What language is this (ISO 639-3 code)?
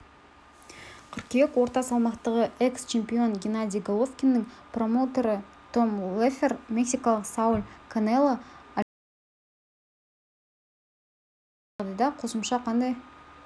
kaz